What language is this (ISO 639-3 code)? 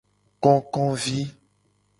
gej